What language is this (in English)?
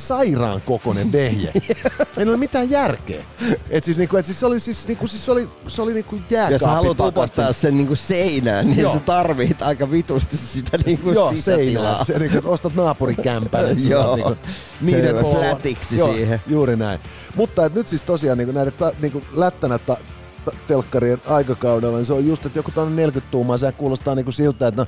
Finnish